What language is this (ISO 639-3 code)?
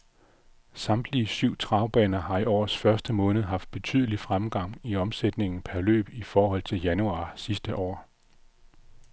dan